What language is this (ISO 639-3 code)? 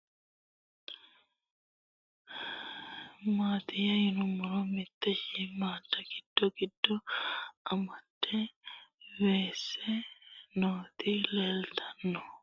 sid